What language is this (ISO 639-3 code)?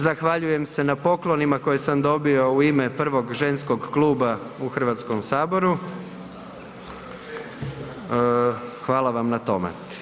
hrv